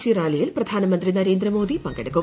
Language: Malayalam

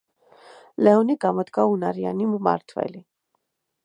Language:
Georgian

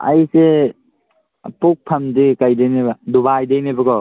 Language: Manipuri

